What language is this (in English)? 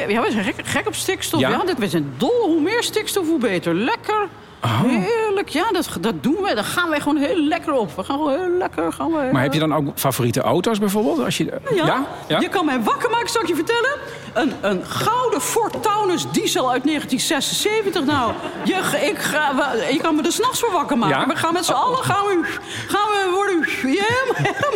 Dutch